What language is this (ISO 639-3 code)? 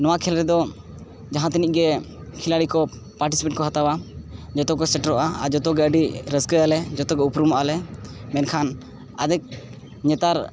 sat